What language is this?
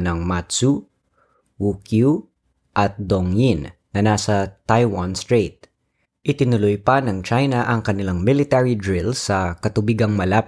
Filipino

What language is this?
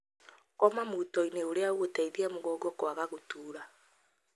Kikuyu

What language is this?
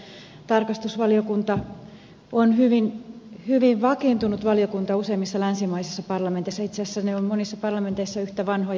Finnish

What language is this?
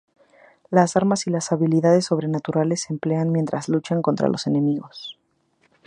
Spanish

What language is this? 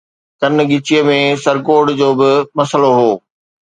Sindhi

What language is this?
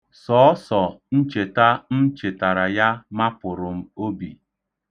Igbo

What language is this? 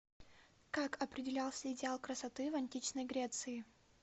Russian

